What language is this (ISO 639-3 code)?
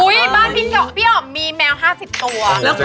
tha